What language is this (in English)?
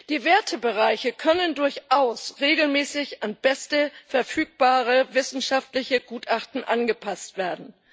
German